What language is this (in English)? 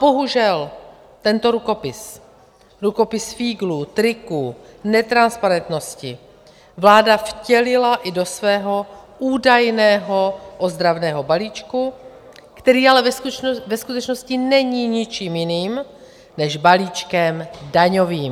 Czech